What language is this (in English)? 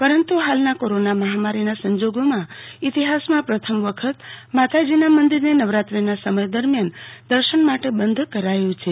Gujarati